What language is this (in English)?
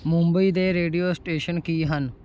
Punjabi